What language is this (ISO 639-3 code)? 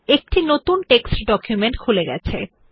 ben